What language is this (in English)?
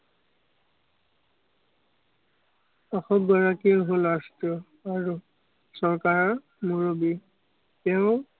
Assamese